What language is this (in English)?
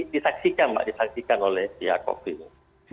Indonesian